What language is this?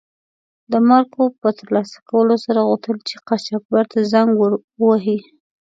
Pashto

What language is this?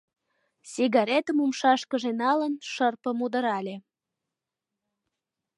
Mari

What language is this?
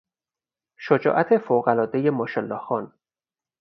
Persian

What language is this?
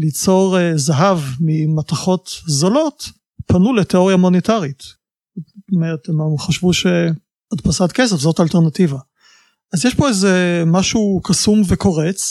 Hebrew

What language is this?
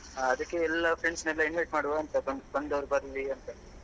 Kannada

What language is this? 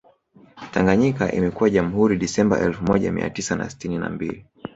Swahili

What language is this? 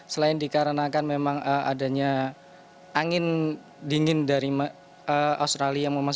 Indonesian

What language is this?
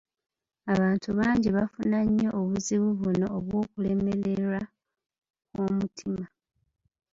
Ganda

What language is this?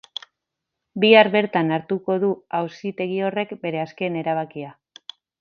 Basque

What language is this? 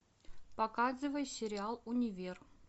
Russian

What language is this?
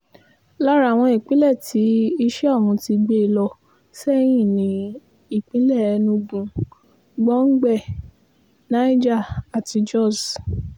Yoruba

